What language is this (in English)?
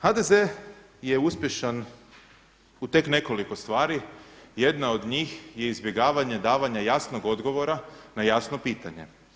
Croatian